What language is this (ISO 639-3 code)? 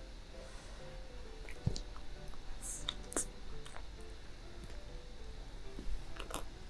kor